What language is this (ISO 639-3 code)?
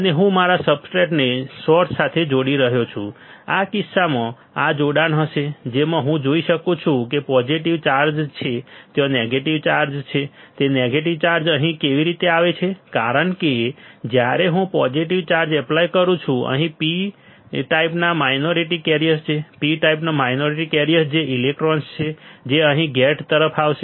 guj